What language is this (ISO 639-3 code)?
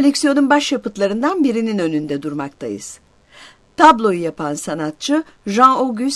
tur